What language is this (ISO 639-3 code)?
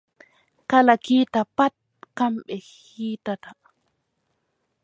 fub